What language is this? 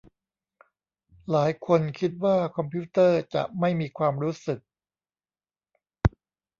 Thai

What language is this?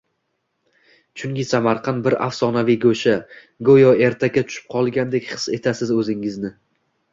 Uzbek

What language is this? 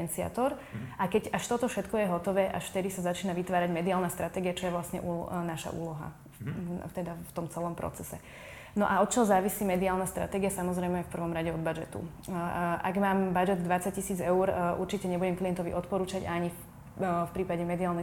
Slovak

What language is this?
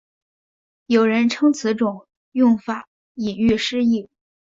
Chinese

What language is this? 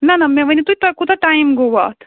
Kashmiri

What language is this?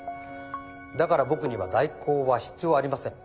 Japanese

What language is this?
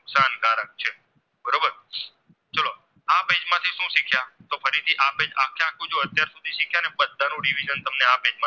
Gujarati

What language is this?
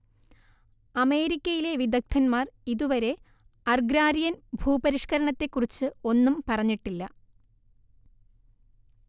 Malayalam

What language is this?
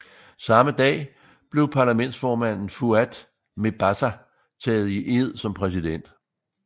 Danish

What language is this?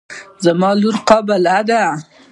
Pashto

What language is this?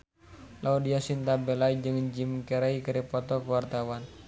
Sundanese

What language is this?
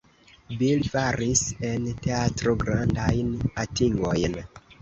Esperanto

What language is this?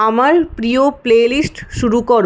Bangla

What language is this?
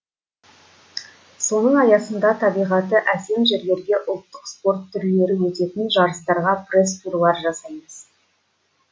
Kazakh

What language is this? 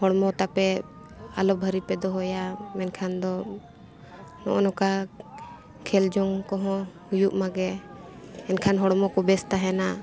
Santali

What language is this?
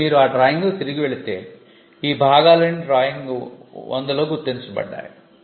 Telugu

